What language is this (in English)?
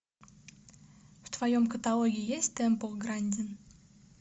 Russian